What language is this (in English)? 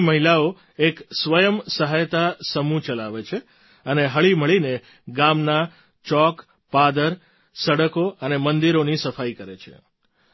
Gujarati